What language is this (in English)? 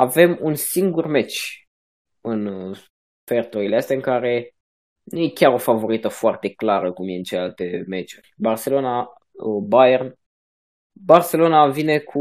Romanian